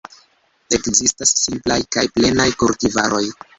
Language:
Esperanto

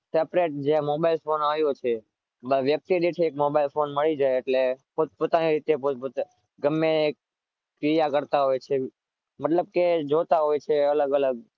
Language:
Gujarati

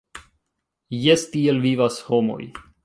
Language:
Esperanto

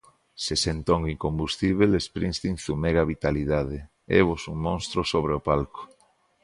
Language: Galician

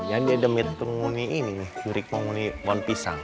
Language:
Indonesian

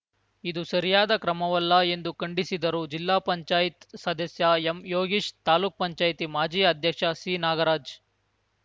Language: Kannada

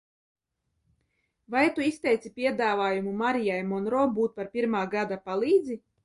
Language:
Latvian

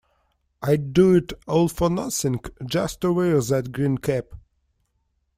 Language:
English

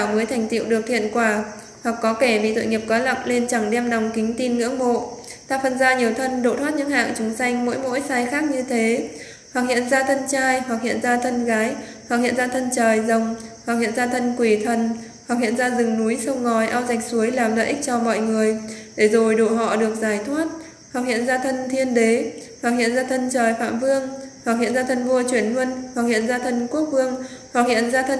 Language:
Vietnamese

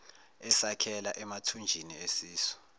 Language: Zulu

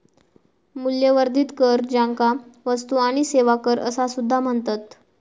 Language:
Marathi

